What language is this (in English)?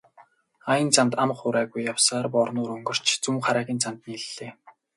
Mongolian